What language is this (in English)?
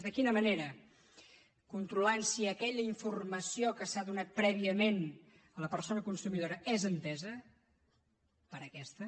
Catalan